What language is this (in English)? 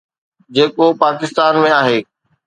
Sindhi